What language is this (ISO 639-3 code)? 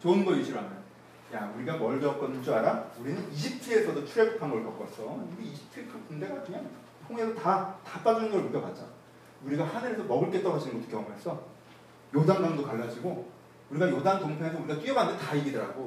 kor